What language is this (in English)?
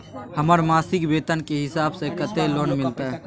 Maithili